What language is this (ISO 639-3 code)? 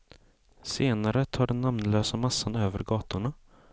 swe